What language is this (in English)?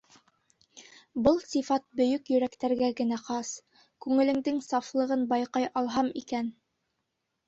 Bashkir